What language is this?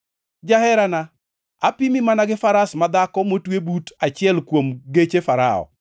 Luo (Kenya and Tanzania)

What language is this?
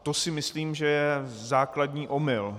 Czech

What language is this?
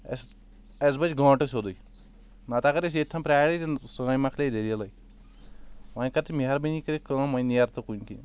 Kashmiri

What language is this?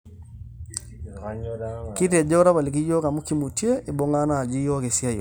Masai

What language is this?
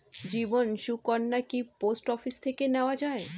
Bangla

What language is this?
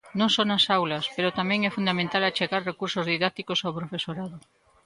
Galician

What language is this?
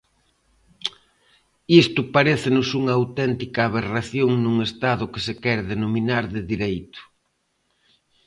Galician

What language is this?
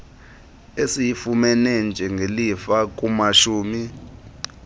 Xhosa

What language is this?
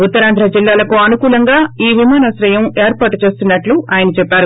Telugu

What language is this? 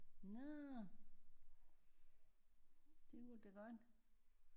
Danish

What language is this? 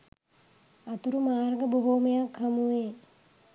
Sinhala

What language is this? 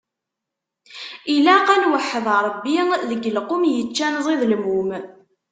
Kabyle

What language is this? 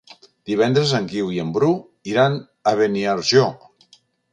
Catalan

